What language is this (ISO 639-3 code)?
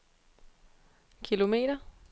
dan